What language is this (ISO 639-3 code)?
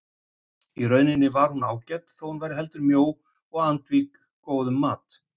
isl